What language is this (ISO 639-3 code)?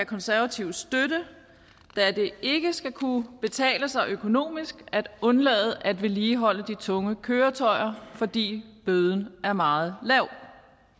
dan